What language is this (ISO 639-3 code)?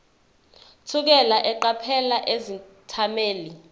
zul